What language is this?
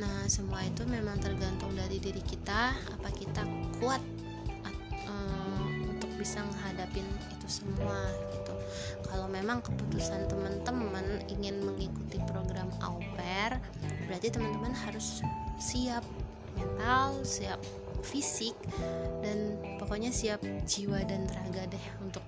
Indonesian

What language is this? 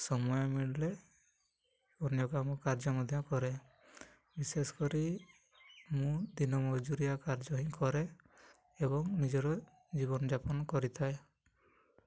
Odia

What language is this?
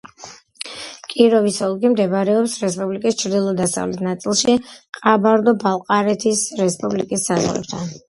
Georgian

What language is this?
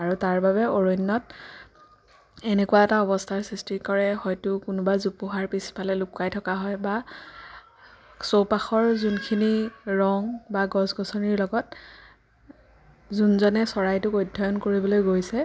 Assamese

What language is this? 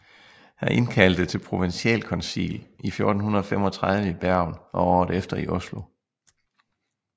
Danish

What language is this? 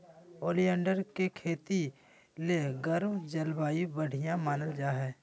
Magahi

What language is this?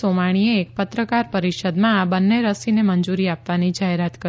Gujarati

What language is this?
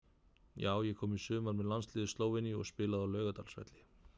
Icelandic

